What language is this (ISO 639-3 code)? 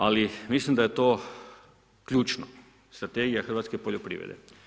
hrv